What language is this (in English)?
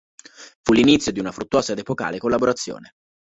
Italian